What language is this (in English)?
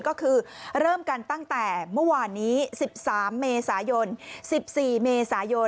Thai